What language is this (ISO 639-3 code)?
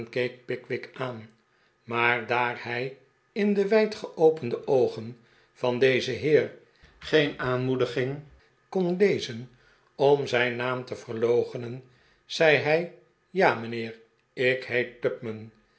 nld